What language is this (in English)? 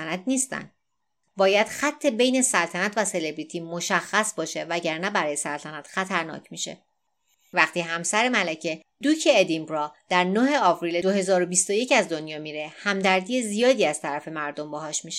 Persian